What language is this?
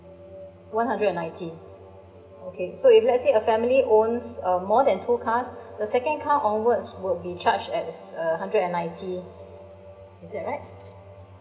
English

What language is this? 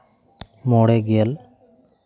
Santali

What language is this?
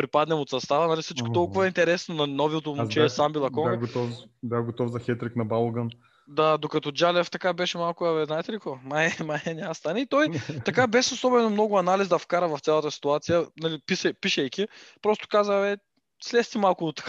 Bulgarian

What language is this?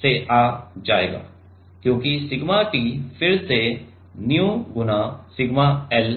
Hindi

